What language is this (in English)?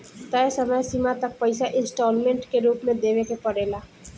Bhojpuri